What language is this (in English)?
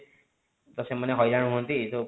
Odia